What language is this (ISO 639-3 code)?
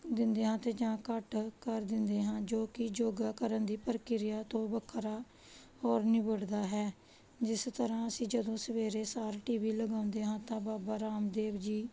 pan